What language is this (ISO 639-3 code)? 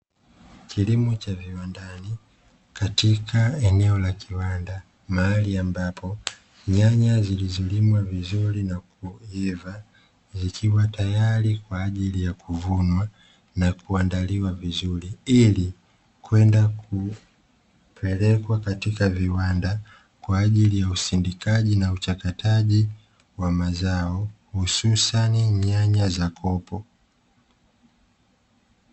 swa